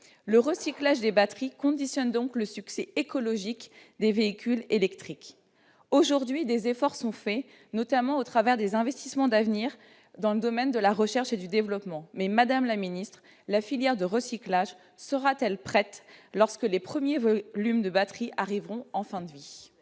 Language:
French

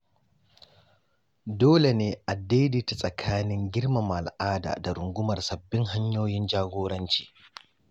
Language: Hausa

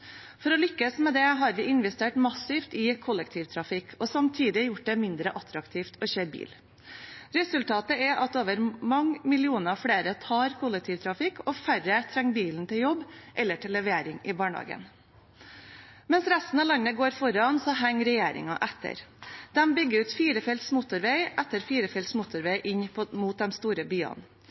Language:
Norwegian Bokmål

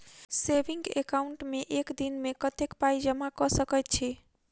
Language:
Maithili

